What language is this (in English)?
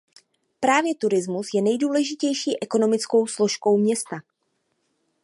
Czech